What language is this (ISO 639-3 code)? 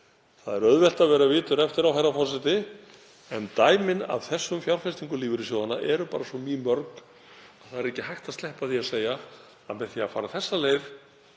isl